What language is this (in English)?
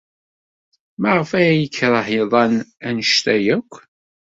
Kabyle